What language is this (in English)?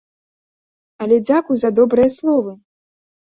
Belarusian